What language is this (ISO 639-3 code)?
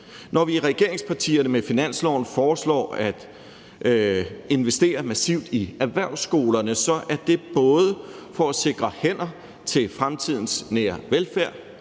dan